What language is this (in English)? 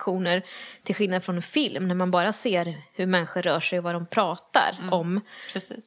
Swedish